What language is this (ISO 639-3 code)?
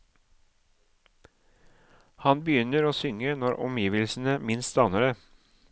nor